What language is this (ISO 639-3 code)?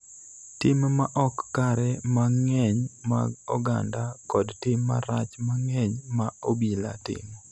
luo